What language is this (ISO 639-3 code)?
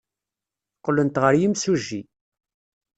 kab